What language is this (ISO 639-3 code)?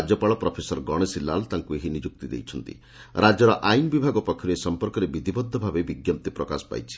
ori